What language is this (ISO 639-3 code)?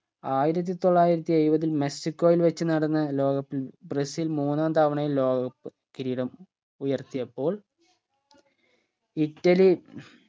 mal